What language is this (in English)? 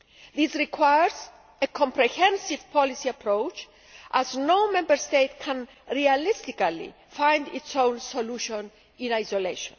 English